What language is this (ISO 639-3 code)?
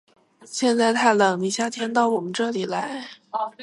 zho